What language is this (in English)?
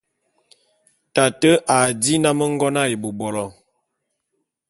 Bulu